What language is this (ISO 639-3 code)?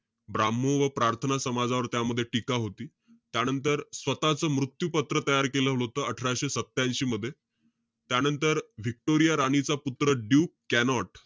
mar